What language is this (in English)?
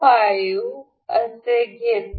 Marathi